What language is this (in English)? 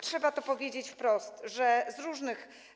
Polish